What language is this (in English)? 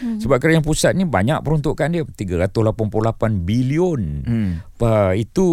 Malay